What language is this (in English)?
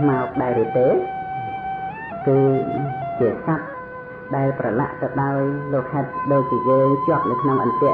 Thai